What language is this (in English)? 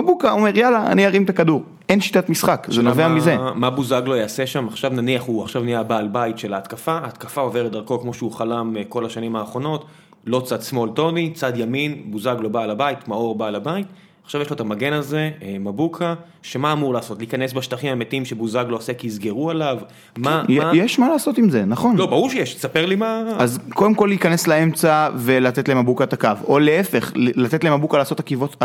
Hebrew